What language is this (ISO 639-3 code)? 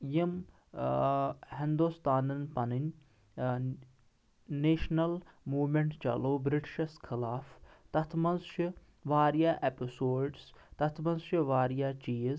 kas